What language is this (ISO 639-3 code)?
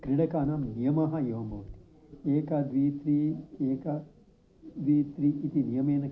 san